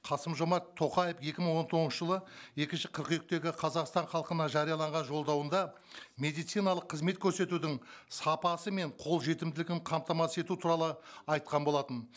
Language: Kazakh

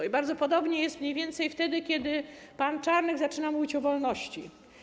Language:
Polish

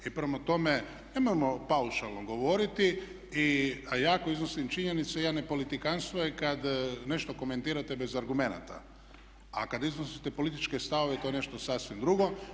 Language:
Croatian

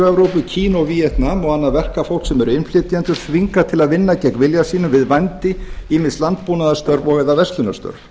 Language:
Icelandic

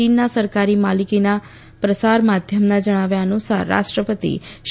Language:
Gujarati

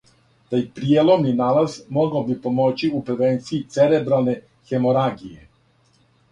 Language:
Serbian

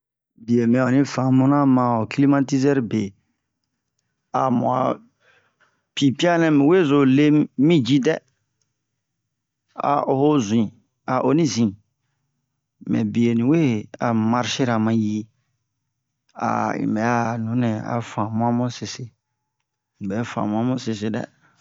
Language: Bomu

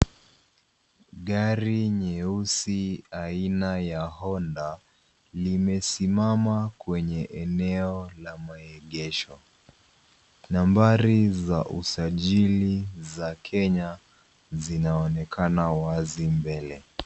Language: Swahili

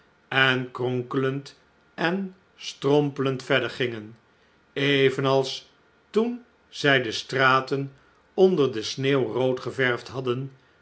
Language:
Dutch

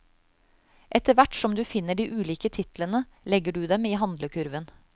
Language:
Norwegian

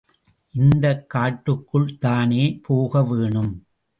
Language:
Tamil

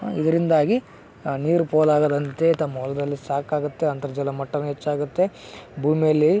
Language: Kannada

